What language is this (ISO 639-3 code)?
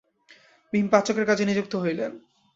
ben